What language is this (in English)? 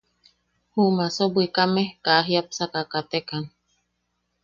Yaqui